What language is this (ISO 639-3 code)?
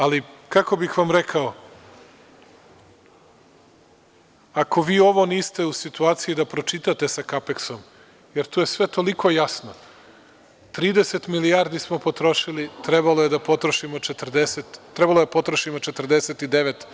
srp